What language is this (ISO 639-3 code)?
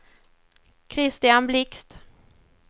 swe